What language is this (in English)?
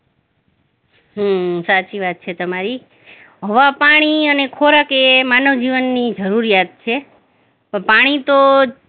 Gujarati